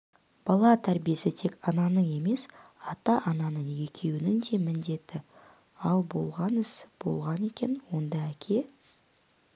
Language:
Kazakh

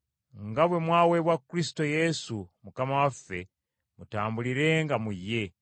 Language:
Ganda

